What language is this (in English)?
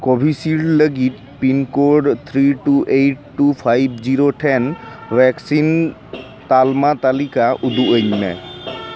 Santali